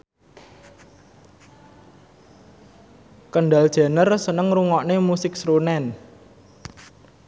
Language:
Javanese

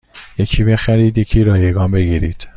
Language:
Persian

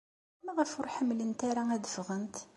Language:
Kabyle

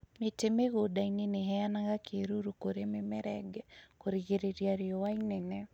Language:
Kikuyu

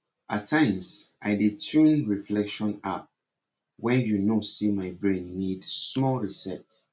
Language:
Nigerian Pidgin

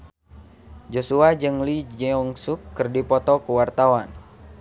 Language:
Sundanese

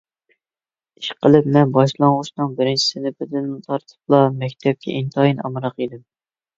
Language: Uyghur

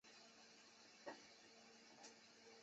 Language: Chinese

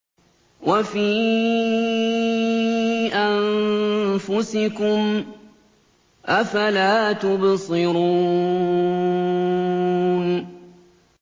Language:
Arabic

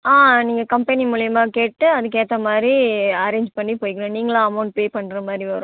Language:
Tamil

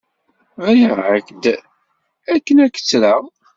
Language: Kabyle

